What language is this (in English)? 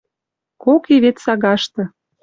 Western Mari